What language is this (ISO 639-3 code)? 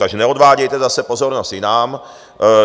ces